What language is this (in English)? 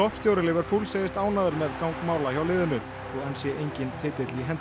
Icelandic